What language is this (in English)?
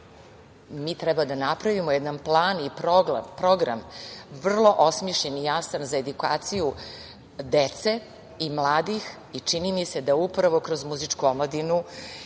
Serbian